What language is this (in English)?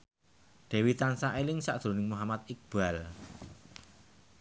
Javanese